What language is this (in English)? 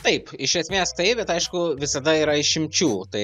Lithuanian